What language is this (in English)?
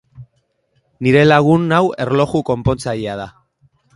Basque